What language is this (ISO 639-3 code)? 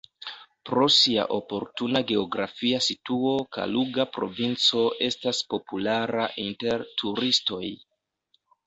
epo